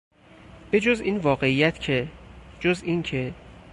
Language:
Persian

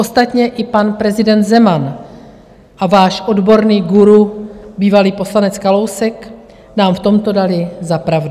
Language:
Czech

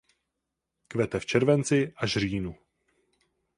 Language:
Czech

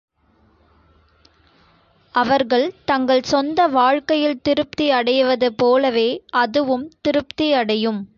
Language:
Tamil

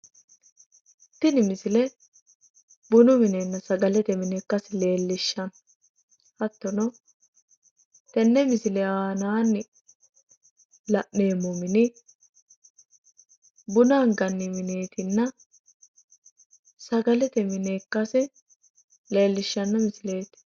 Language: Sidamo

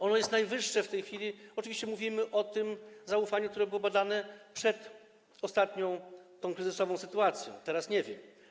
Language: Polish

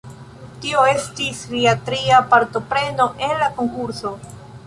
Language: Esperanto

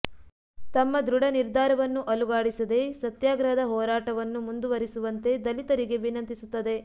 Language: Kannada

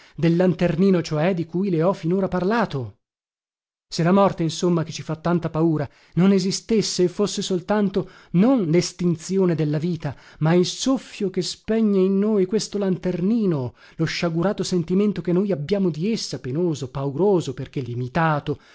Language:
Italian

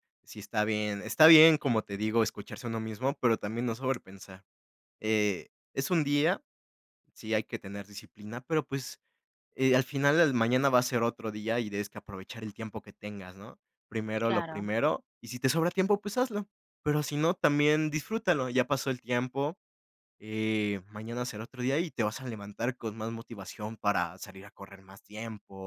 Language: Spanish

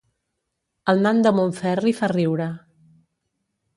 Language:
Catalan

